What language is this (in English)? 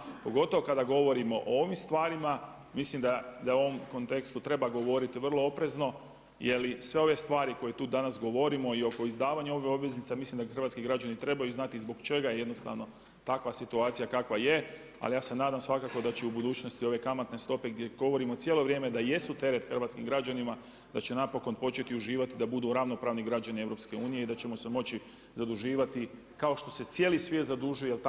Croatian